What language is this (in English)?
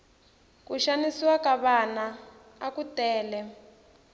Tsonga